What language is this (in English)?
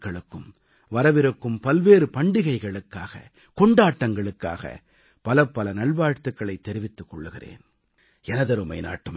Tamil